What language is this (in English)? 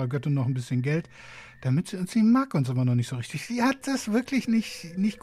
German